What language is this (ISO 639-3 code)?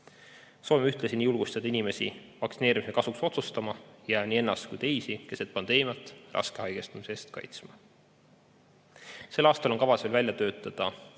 est